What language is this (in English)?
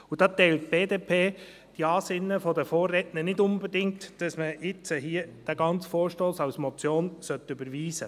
Swiss German